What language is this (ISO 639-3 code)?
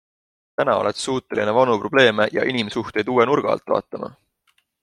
est